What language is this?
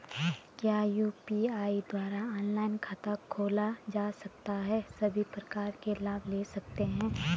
Hindi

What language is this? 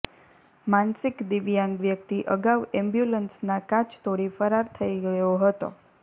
Gujarati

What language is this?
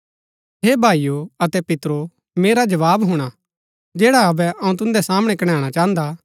Gaddi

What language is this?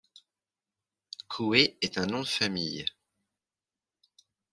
French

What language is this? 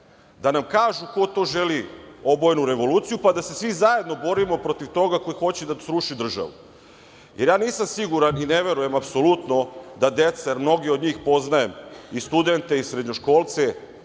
Serbian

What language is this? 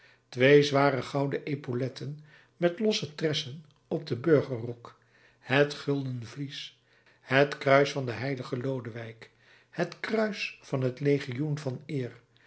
Dutch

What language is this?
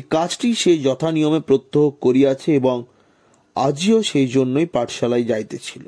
Bangla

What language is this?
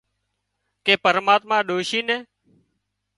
Wadiyara Koli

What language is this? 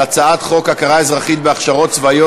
Hebrew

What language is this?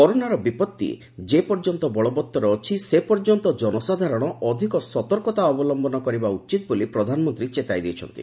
Odia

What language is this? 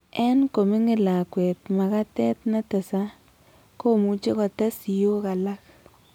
Kalenjin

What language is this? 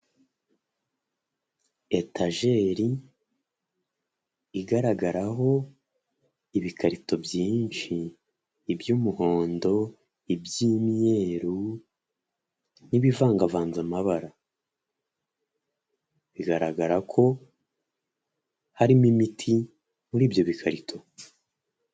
Kinyarwanda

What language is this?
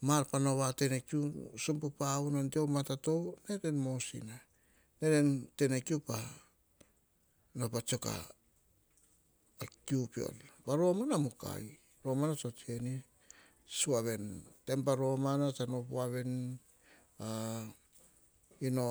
Hahon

